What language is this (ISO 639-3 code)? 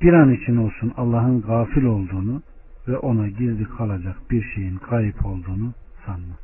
tur